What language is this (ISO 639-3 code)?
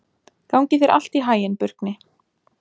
isl